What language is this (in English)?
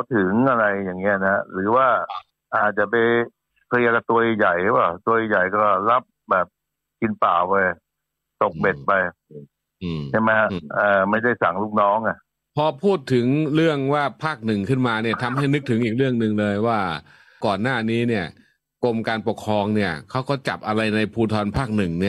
Thai